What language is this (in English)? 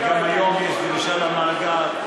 Hebrew